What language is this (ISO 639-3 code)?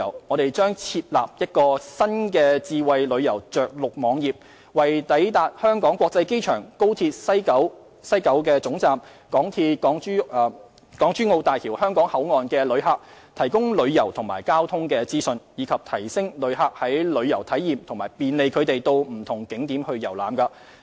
yue